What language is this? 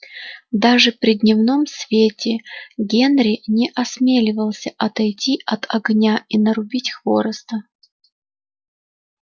Russian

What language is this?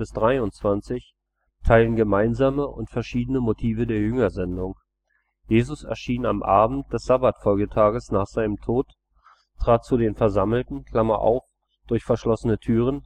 German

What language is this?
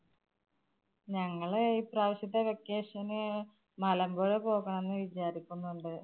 Malayalam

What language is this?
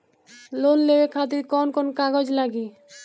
Bhojpuri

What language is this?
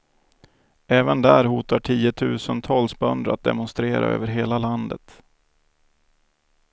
Swedish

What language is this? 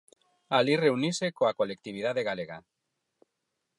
Galician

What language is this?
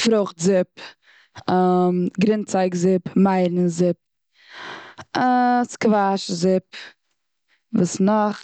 Yiddish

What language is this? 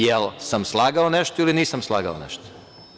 Serbian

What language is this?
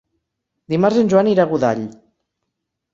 Catalan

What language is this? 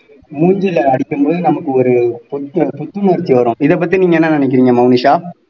Tamil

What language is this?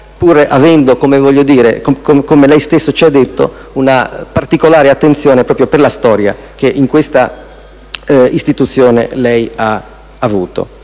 Italian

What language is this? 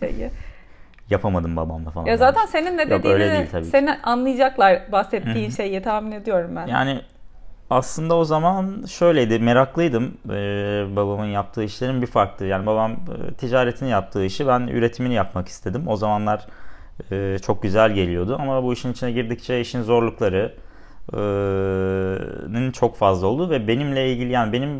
Turkish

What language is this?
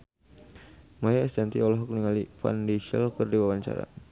Sundanese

